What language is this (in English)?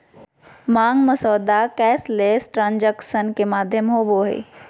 Magahi